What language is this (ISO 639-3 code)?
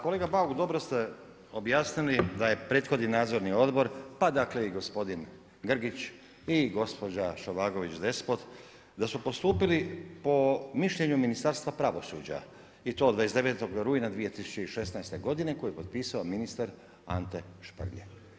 hrv